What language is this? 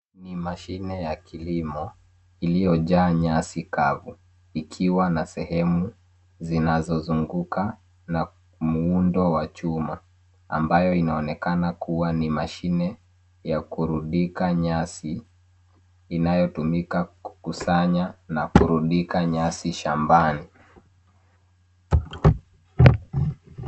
Swahili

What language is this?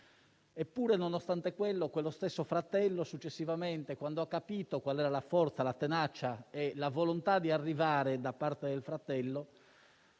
Italian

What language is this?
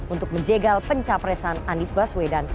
Indonesian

